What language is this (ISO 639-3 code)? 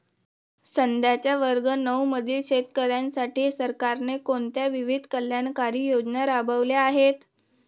mar